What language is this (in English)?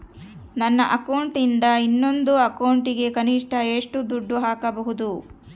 Kannada